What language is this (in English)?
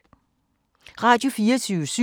Danish